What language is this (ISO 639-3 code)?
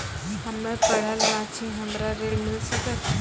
mai